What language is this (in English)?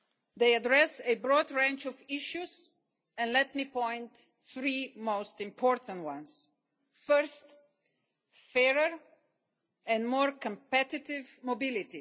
English